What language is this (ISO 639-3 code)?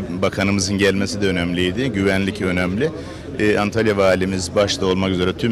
tur